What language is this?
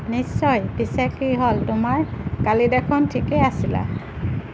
Assamese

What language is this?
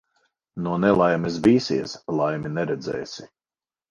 Latvian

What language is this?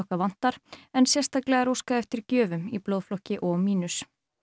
Icelandic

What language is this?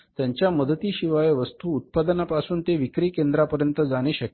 Marathi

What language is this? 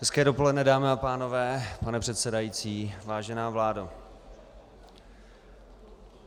Czech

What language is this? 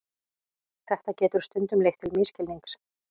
Icelandic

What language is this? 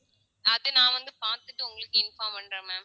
Tamil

